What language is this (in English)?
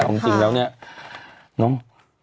Thai